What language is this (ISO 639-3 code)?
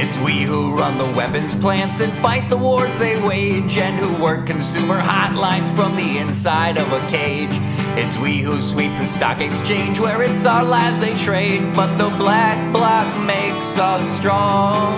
ron